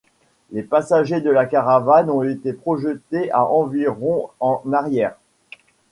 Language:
French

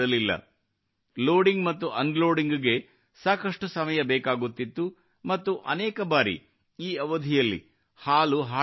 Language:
Kannada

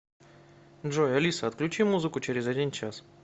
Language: Russian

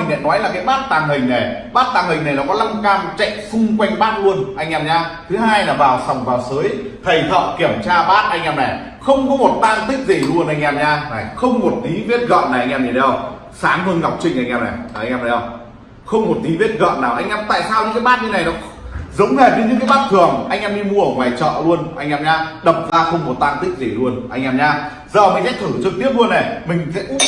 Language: Vietnamese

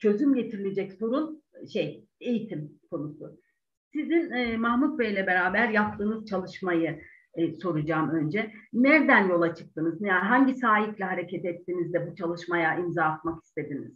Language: Turkish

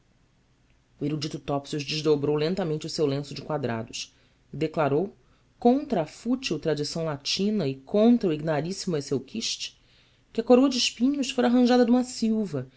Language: Portuguese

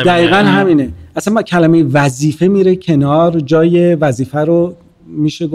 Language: Persian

